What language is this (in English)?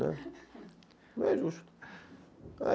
Portuguese